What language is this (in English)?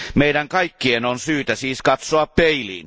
Finnish